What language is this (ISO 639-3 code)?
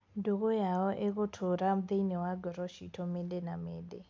kik